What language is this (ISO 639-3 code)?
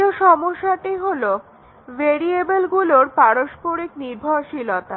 ben